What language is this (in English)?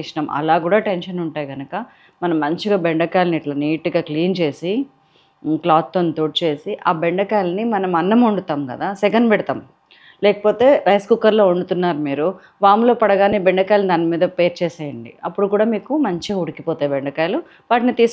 Telugu